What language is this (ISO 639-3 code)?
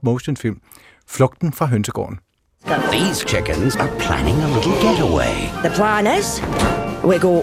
dan